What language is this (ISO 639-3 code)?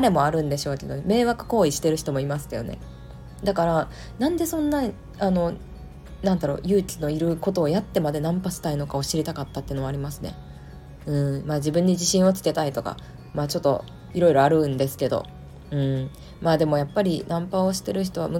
jpn